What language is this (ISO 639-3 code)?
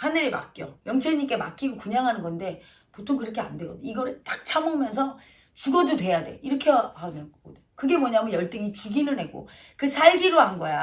kor